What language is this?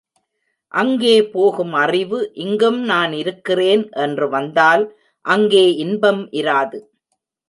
Tamil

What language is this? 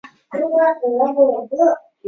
Chinese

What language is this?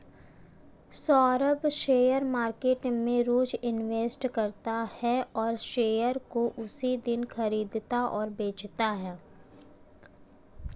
Hindi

